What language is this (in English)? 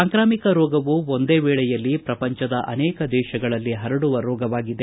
Kannada